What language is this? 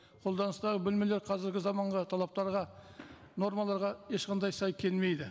Kazakh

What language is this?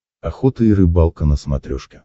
Russian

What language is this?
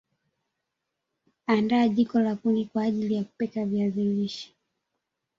Swahili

